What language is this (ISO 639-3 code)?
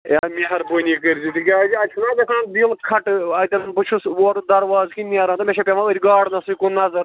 kas